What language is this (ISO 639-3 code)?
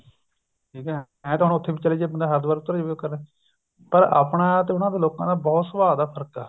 pan